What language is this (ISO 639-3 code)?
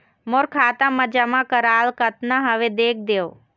hne